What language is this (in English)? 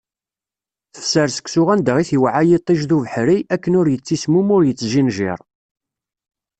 Kabyle